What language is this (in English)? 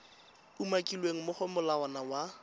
Tswana